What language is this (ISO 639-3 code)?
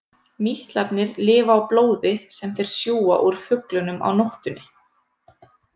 isl